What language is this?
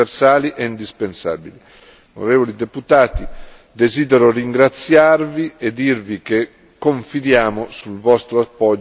Italian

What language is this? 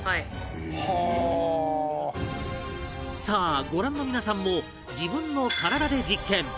Japanese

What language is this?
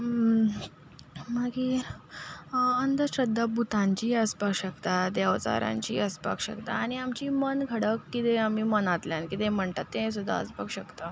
Konkani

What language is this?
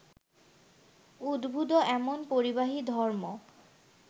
Bangla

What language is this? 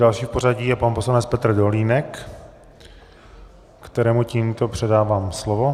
Czech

